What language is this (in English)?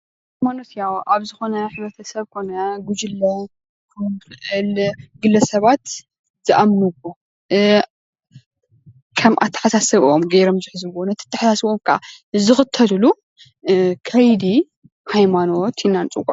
Tigrinya